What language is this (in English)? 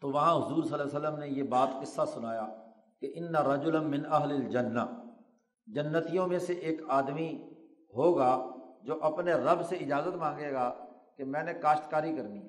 Urdu